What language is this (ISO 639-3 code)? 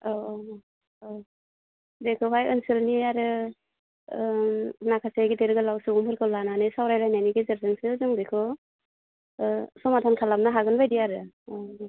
brx